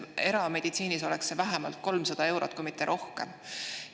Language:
Estonian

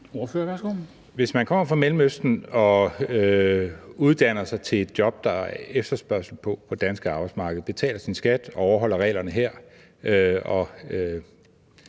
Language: Danish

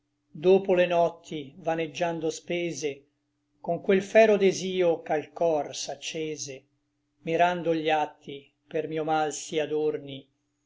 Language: Italian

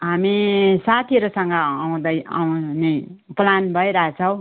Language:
Nepali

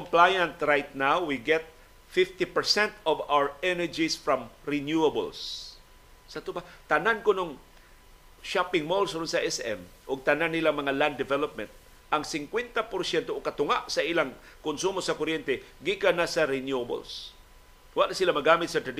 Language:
Filipino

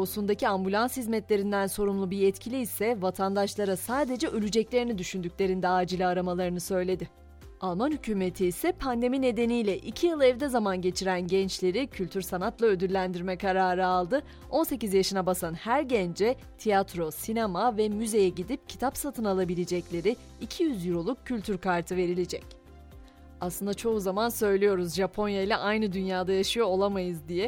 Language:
Turkish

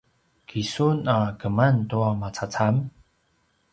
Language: Paiwan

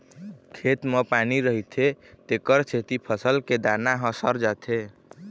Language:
Chhattisgarhi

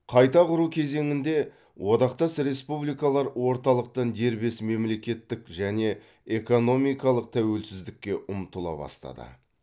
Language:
Kazakh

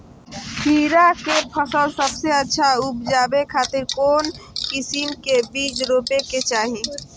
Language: Magahi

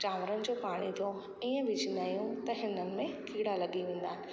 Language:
Sindhi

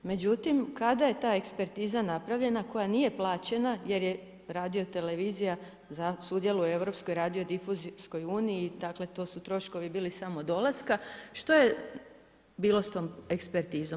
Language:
Croatian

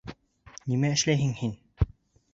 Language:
Bashkir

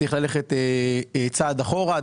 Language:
Hebrew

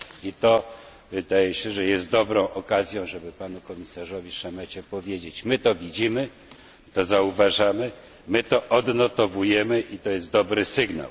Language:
Polish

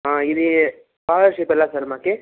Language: Telugu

